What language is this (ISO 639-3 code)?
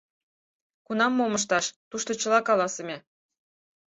chm